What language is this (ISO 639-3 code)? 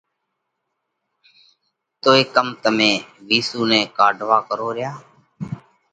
kvx